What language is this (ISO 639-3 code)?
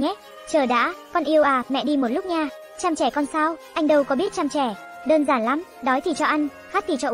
vie